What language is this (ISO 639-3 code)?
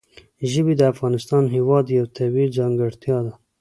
pus